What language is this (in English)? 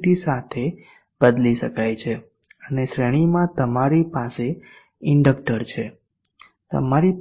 Gujarati